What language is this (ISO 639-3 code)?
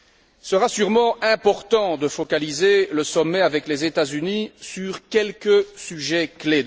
fra